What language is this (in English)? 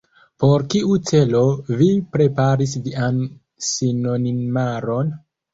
Esperanto